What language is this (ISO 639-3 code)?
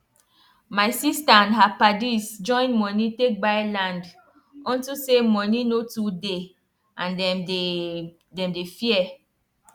pcm